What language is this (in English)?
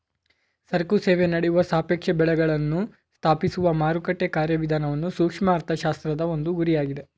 Kannada